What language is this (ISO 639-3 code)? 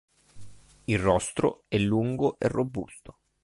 ita